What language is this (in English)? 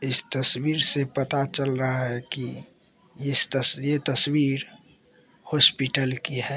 Hindi